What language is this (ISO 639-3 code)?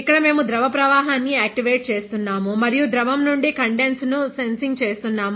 tel